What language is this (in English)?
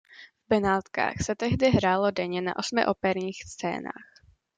Czech